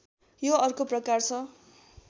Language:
Nepali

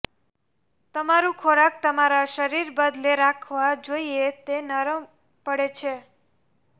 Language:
Gujarati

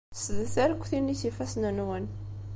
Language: Kabyle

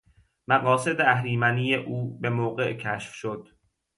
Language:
Persian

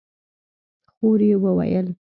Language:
Pashto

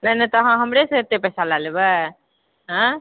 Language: Maithili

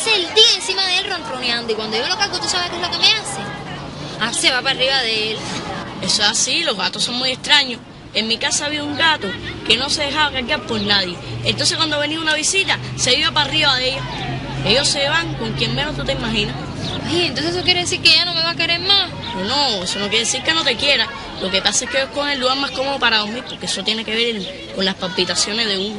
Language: Spanish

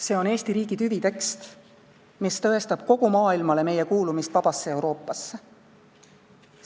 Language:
Estonian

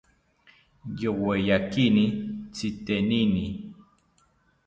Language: South Ucayali Ashéninka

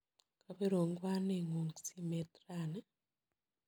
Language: Kalenjin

